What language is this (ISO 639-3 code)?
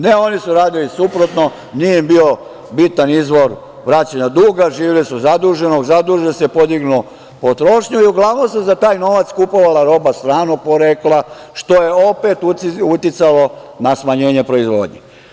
srp